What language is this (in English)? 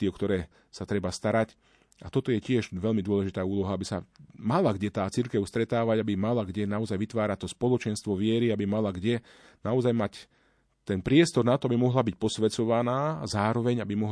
Slovak